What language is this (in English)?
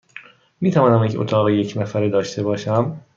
Persian